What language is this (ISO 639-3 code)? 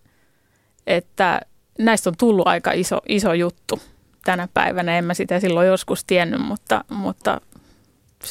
fin